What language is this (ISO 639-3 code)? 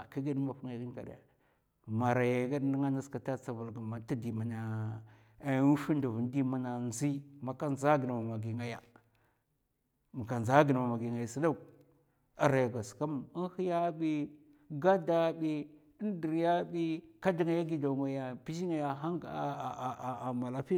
maf